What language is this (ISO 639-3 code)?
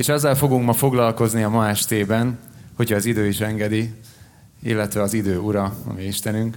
hun